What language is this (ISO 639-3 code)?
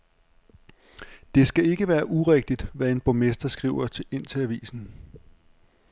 dan